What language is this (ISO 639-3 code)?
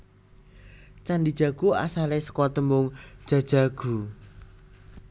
jav